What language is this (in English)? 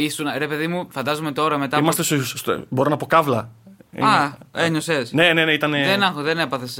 Greek